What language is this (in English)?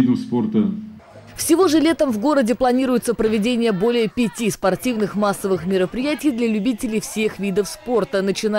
Russian